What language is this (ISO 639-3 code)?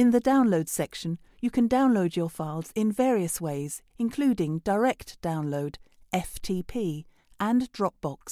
eng